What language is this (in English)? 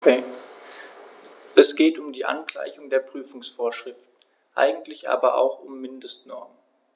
German